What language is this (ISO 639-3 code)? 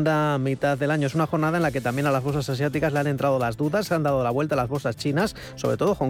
spa